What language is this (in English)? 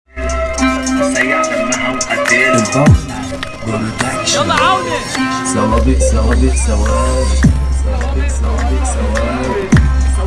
Arabic